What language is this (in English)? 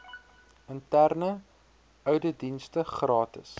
Afrikaans